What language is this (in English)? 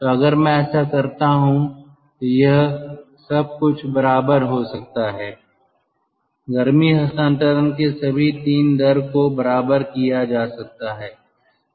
Hindi